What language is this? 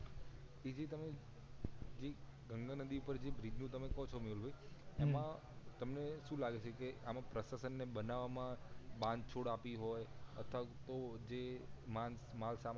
Gujarati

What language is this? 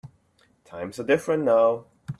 English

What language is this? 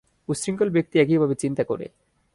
Bangla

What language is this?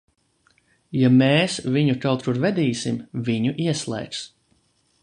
Latvian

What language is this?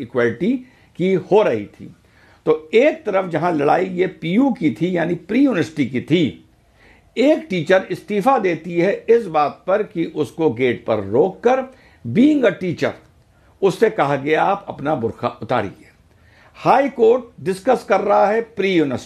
Hindi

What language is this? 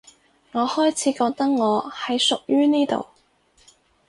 Cantonese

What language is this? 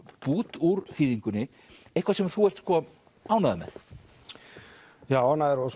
Icelandic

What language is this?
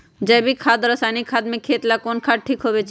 Magahi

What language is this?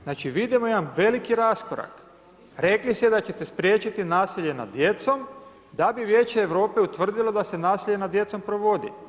Croatian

